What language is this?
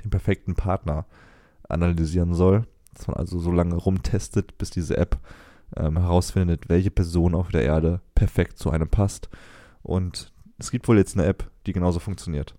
German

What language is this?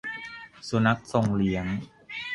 Thai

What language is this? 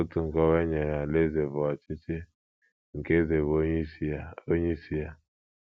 Igbo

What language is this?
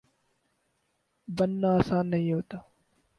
Urdu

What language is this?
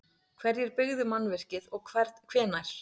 Icelandic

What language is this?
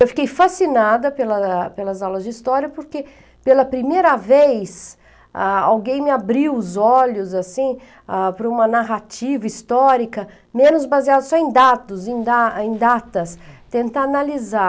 Portuguese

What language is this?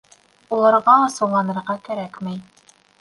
Bashkir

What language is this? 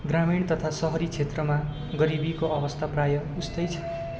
Nepali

